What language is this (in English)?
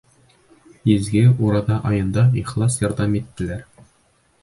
Bashkir